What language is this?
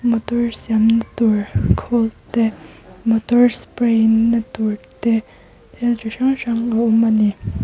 Mizo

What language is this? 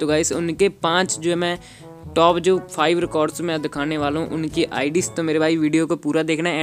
Hindi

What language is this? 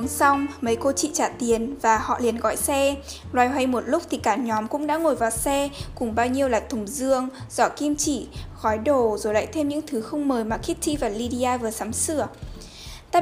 Vietnamese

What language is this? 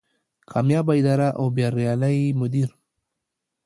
Pashto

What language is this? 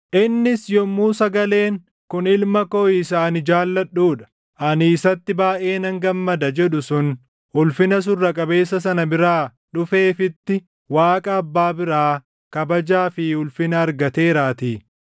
Oromo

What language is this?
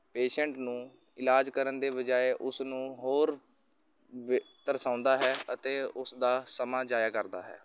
Punjabi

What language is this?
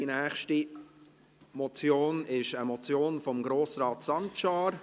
Swiss German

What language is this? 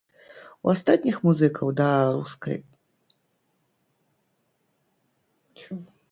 Belarusian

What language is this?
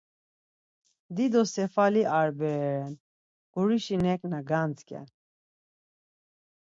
Laz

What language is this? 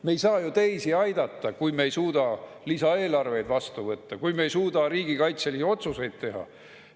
Estonian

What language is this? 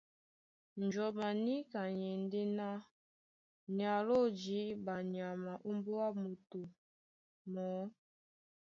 Duala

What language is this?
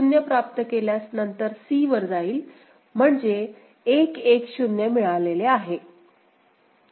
Marathi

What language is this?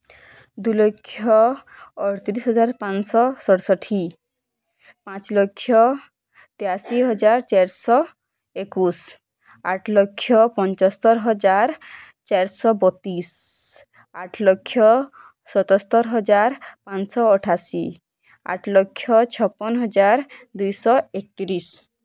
Odia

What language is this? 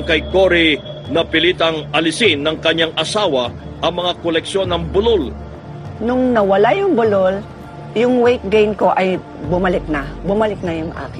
Filipino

